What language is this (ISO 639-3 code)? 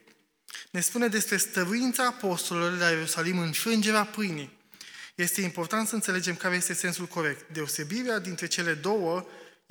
ron